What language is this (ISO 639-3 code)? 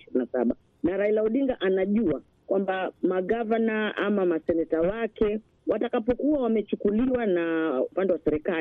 swa